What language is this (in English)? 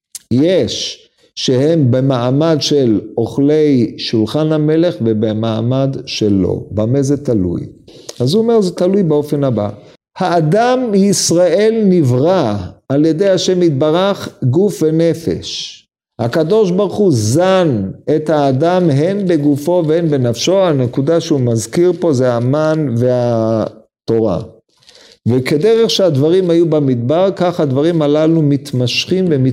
Hebrew